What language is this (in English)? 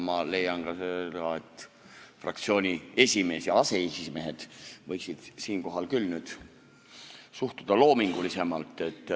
Estonian